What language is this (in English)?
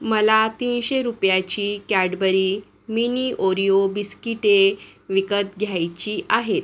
Marathi